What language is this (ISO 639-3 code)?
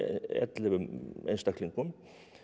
isl